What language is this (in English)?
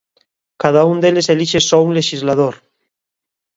Galician